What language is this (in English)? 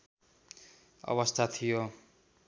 Nepali